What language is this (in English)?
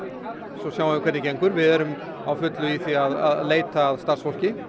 Icelandic